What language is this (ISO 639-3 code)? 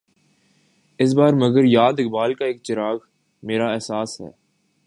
urd